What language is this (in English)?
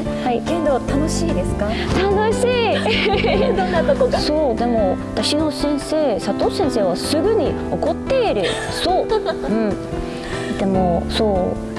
Japanese